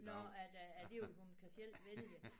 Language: Danish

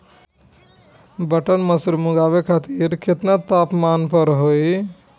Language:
Bhojpuri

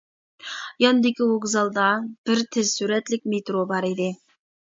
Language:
Uyghur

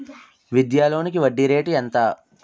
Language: Telugu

